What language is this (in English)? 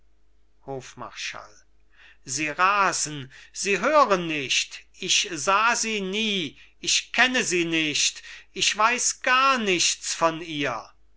German